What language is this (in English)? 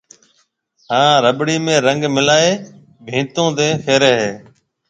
Marwari (Pakistan)